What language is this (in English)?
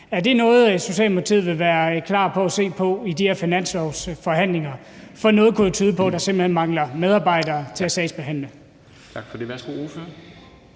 Danish